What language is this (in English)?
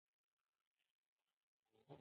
Pashto